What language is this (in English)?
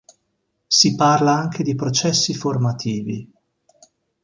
Italian